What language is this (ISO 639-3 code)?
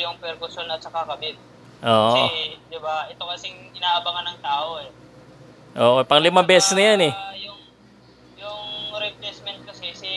fil